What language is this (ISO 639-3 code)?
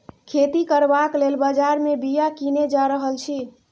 mai